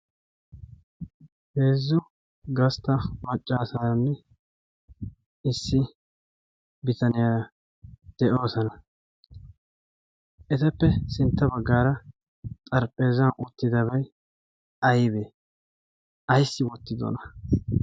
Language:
Wolaytta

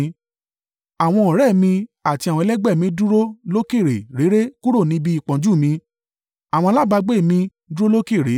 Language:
Yoruba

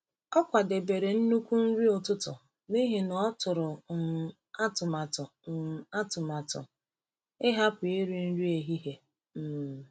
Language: Igbo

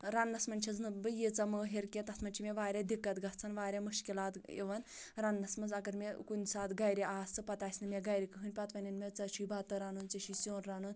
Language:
Kashmiri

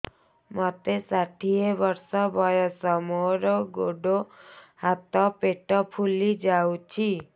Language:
Odia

